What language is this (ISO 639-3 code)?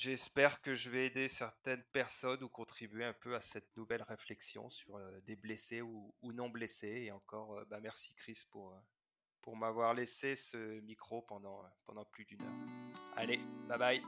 fra